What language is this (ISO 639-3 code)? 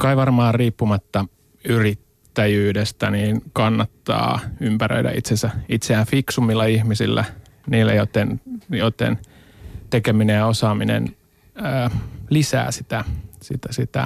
fin